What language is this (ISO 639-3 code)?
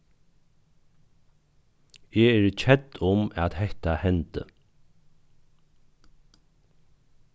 fao